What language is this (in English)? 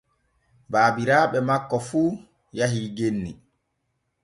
Borgu Fulfulde